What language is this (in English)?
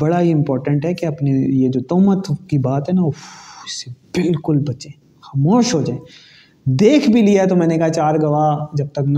Urdu